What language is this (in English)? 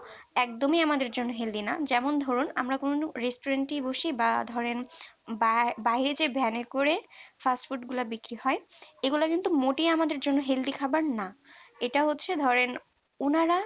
Bangla